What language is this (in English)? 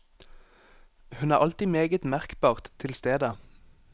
Norwegian